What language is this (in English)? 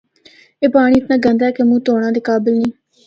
Northern Hindko